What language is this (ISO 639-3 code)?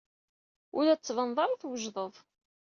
kab